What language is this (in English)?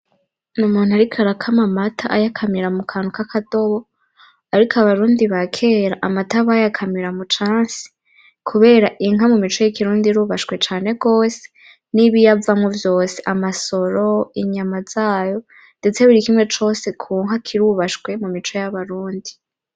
Rundi